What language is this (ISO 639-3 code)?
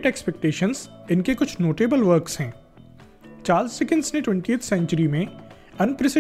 hin